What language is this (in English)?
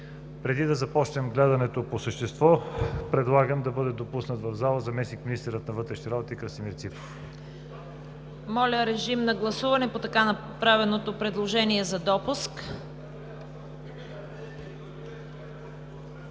Bulgarian